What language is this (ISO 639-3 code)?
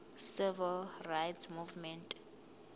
zul